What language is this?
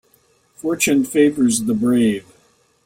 English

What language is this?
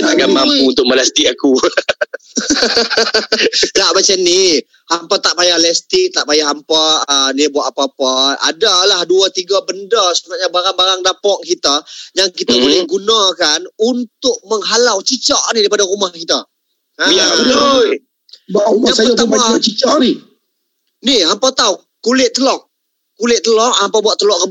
Malay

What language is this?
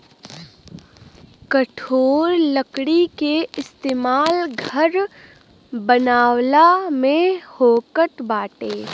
Bhojpuri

